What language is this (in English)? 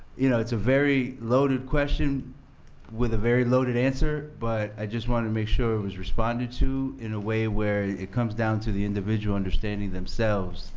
English